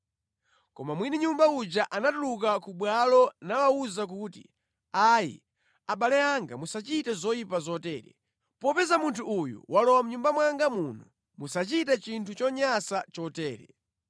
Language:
Nyanja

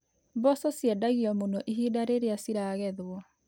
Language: Kikuyu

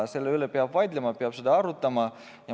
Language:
Estonian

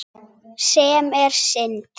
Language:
Icelandic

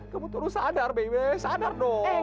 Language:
Indonesian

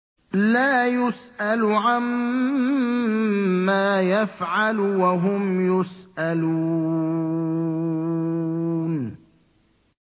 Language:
Arabic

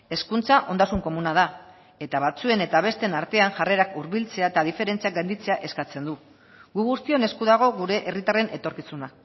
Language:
Basque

